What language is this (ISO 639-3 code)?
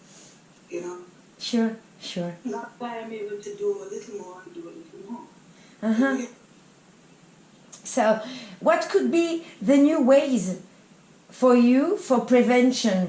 eng